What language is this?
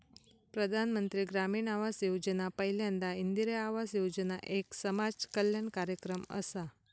Marathi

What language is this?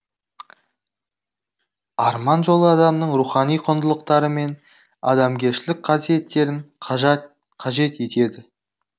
Kazakh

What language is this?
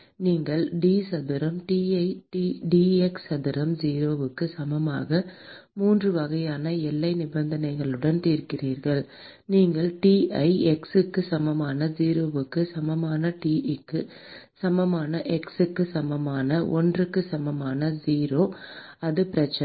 Tamil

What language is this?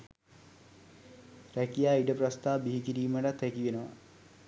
Sinhala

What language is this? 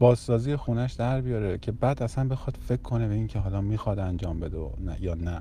Persian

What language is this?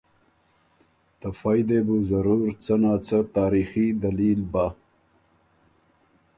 Ormuri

